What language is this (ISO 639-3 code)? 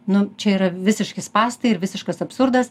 lit